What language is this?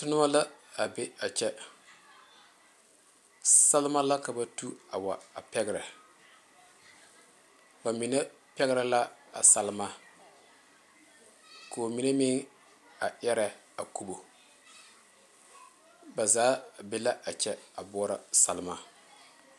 Southern Dagaare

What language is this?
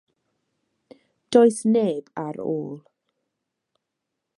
Welsh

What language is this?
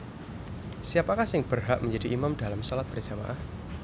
Javanese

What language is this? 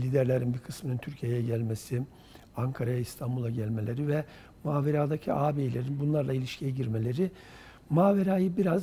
Turkish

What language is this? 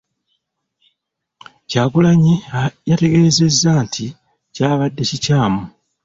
Ganda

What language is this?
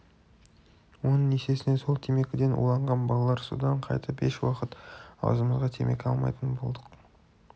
Kazakh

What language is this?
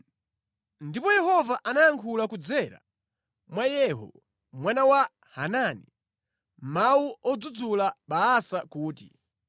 Nyanja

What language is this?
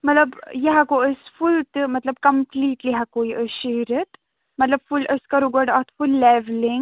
Kashmiri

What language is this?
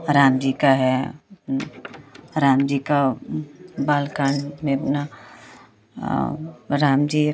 Hindi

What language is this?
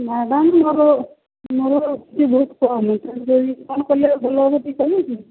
Odia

